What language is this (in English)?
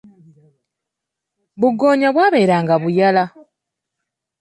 Ganda